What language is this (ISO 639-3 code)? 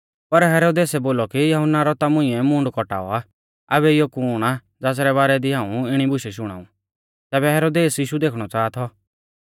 bfz